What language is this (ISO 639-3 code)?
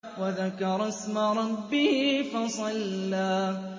ara